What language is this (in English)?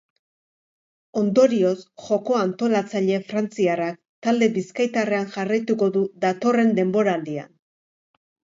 Basque